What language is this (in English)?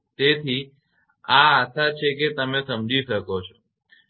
Gujarati